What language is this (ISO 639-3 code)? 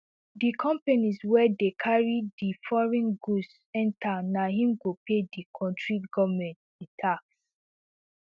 pcm